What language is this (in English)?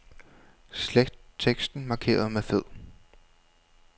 Danish